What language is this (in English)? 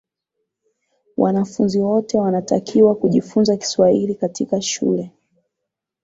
Swahili